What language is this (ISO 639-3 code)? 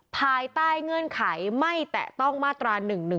tha